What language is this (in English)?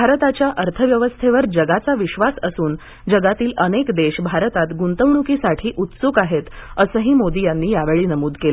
Marathi